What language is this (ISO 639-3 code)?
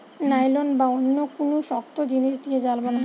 ben